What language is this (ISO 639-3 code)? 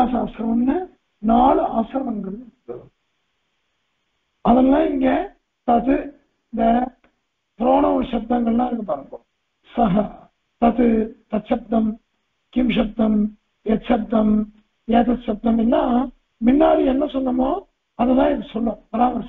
tur